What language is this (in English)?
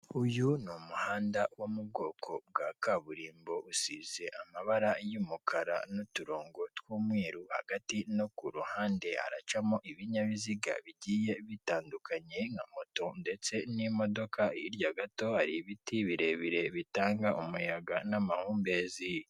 Kinyarwanda